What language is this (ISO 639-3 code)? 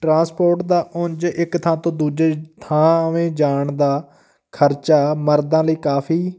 pan